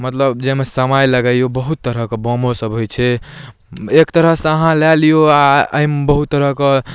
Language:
Maithili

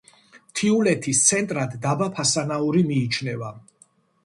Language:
Georgian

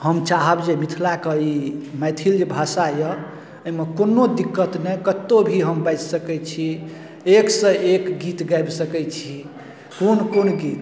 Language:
Maithili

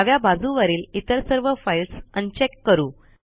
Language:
Marathi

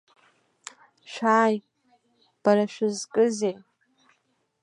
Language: Abkhazian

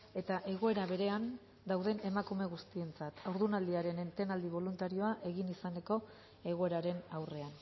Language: Basque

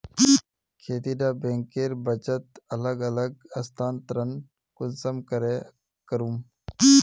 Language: Magahi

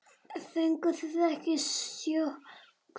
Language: Icelandic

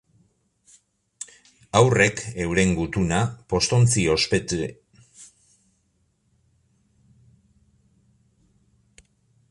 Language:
Basque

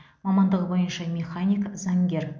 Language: Kazakh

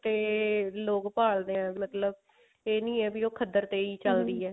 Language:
Punjabi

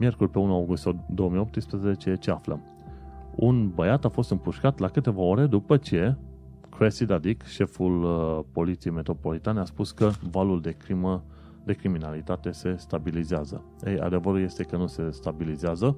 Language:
Romanian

